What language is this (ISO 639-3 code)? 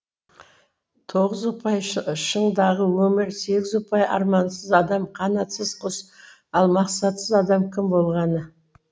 kaz